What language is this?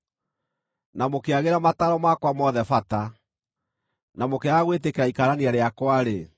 Kikuyu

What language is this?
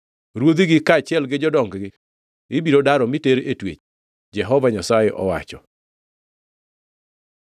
Luo (Kenya and Tanzania)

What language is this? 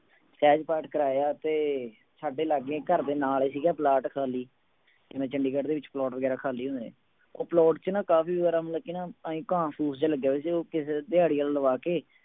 Punjabi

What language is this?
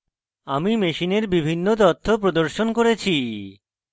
Bangla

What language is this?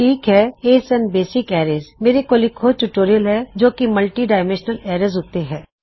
Punjabi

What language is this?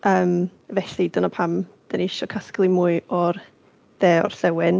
Welsh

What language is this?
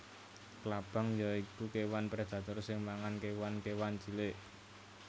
Javanese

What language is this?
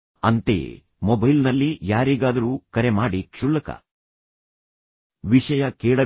Kannada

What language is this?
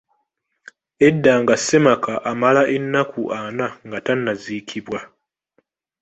Ganda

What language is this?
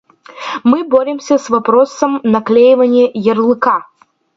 Russian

